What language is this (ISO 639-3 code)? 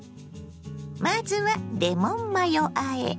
jpn